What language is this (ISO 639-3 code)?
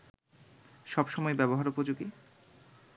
ben